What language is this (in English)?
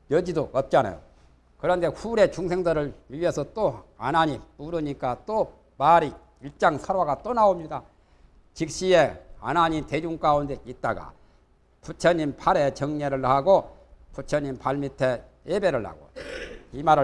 Korean